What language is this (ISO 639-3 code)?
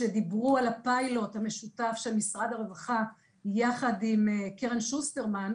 heb